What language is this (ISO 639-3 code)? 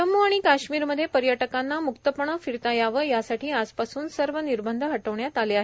mar